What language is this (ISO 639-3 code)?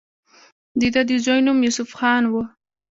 pus